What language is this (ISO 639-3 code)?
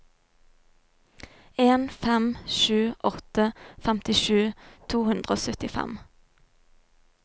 nor